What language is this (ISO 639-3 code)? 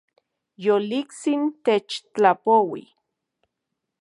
ncx